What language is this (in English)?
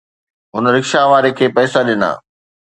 Sindhi